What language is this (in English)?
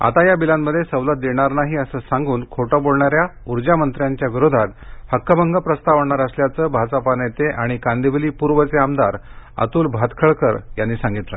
Marathi